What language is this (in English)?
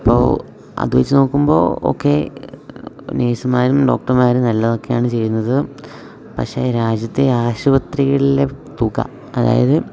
Malayalam